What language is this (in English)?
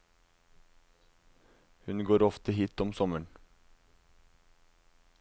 Norwegian